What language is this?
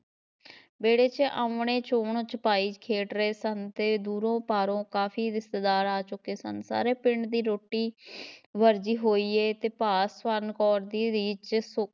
Punjabi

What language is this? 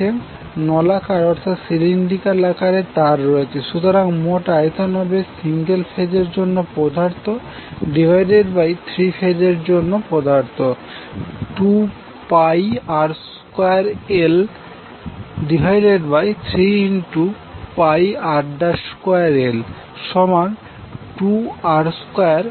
Bangla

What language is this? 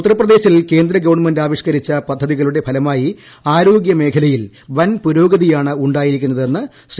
Malayalam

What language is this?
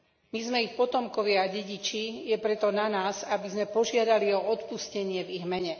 Slovak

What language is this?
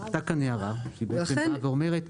Hebrew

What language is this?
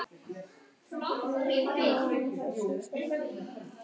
Icelandic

